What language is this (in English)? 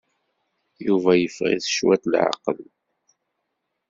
Kabyle